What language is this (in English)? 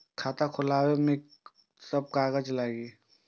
Maithili